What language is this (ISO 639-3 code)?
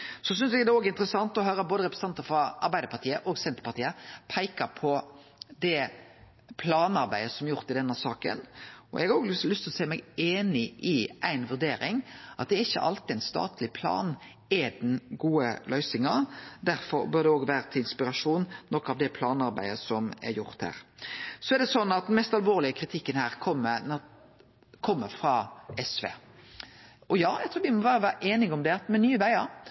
nno